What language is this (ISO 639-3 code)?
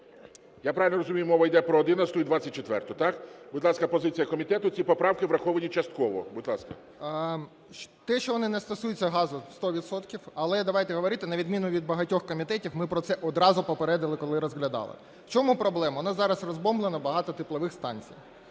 ukr